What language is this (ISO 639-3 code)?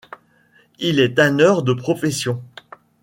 fra